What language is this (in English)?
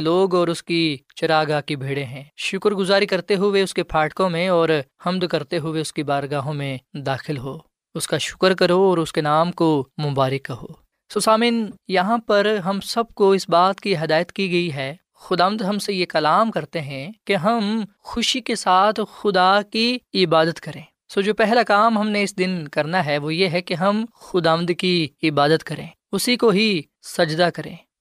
Urdu